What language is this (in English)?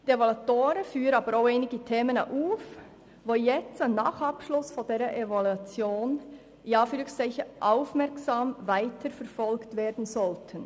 Swiss German